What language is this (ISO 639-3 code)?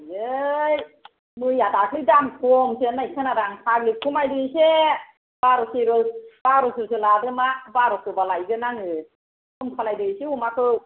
brx